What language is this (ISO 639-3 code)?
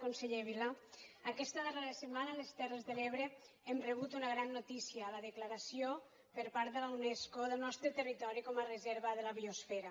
cat